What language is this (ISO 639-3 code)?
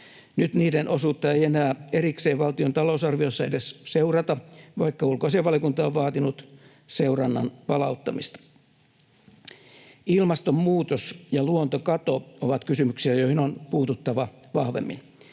fin